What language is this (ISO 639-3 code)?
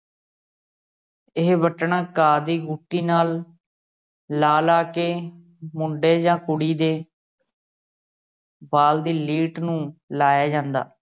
pan